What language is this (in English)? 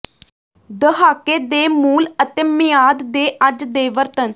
Punjabi